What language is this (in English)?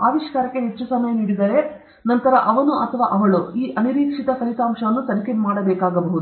Kannada